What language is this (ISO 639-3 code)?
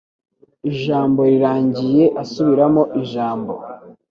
kin